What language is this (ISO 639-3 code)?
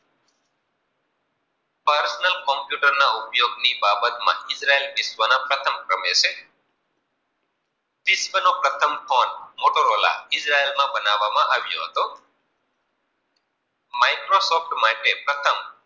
guj